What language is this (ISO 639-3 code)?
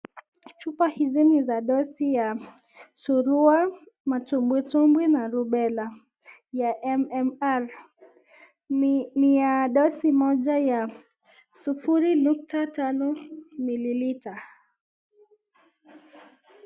swa